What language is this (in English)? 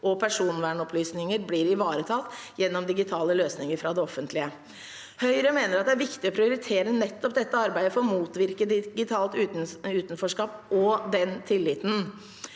Norwegian